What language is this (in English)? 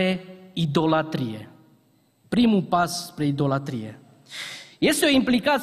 Romanian